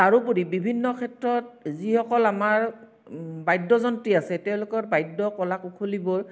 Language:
Assamese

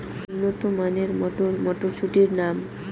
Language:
Bangla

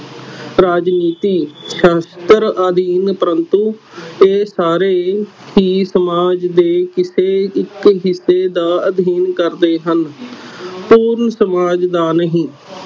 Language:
Punjabi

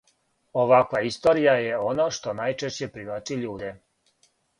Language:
Serbian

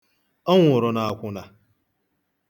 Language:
Igbo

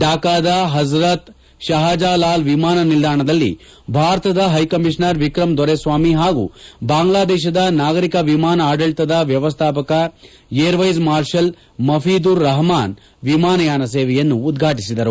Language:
Kannada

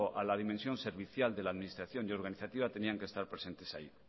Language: Spanish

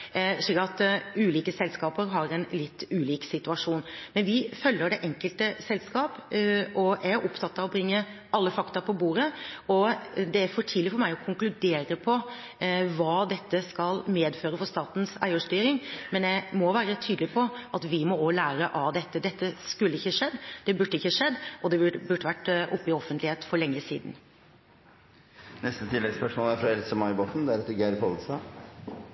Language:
Norwegian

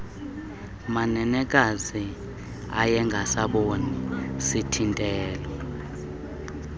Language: Xhosa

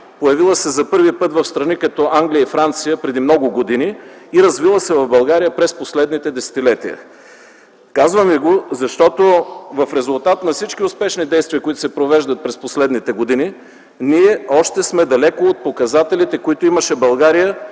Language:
Bulgarian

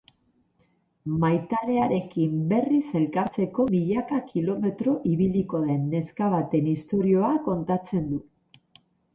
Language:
Basque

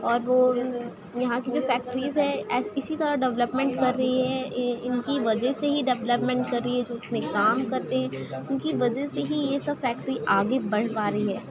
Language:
Urdu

